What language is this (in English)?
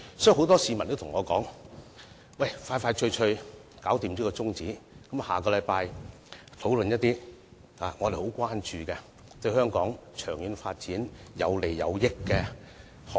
Cantonese